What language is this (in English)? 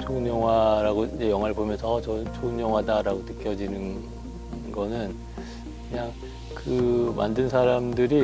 Korean